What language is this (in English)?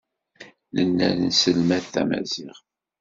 Kabyle